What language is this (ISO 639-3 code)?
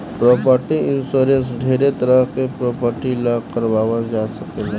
bho